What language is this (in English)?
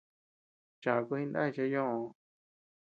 Tepeuxila Cuicatec